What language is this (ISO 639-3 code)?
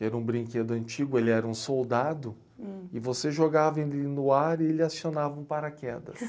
por